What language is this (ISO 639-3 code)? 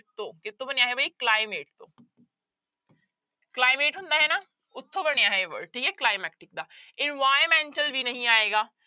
pan